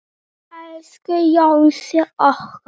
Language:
Icelandic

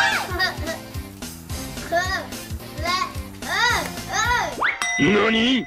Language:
Thai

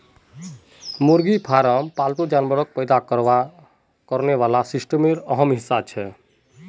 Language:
Magahi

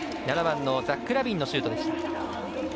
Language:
Japanese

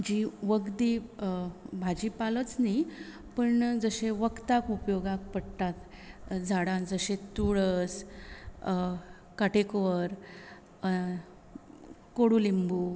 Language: Konkani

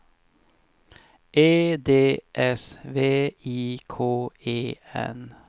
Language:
Swedish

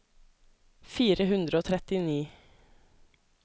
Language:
Norwegian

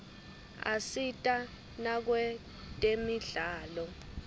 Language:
Swati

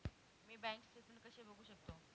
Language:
Marathi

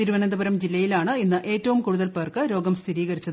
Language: Malayalam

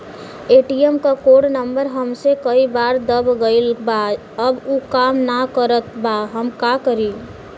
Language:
Bhojpuri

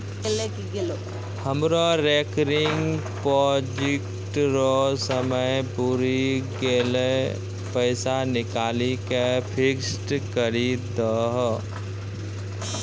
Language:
Maithili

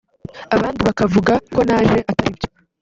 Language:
Kinyarwanda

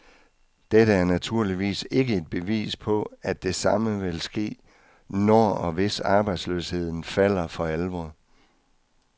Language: Danish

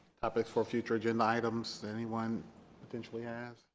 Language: English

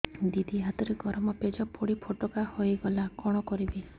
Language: Odia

